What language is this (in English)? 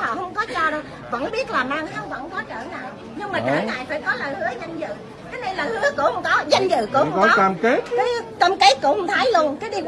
Vietnamese